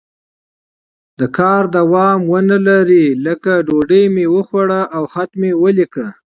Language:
Pashto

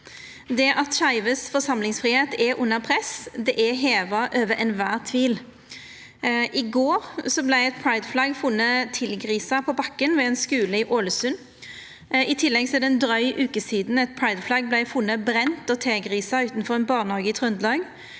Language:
Norwegian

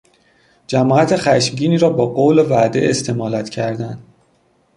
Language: Persian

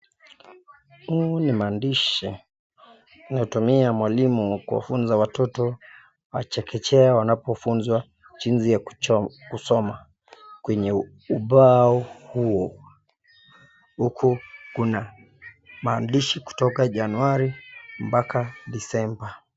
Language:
Swahili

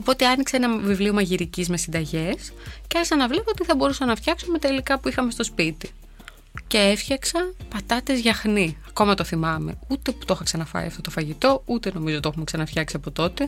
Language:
Greek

